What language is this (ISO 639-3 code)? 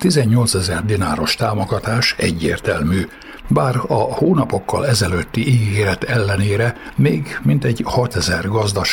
hun